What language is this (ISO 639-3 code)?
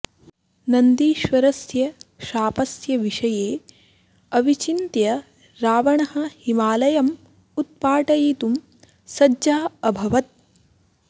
san